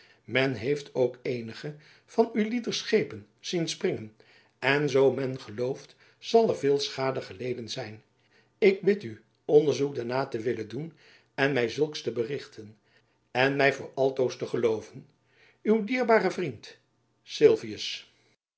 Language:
Dutch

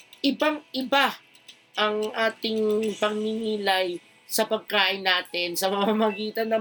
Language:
Filipino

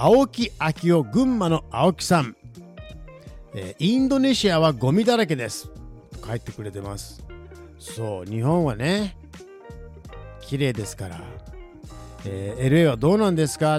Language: Japanese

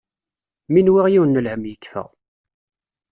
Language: Kabyle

